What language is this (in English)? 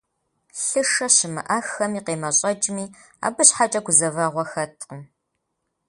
Kabardian